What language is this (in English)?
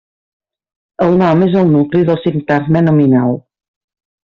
Catalan